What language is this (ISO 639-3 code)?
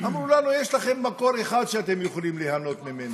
heb